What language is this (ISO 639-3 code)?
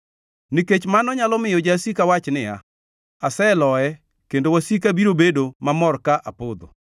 luo